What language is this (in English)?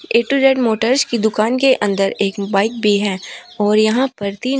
Hindi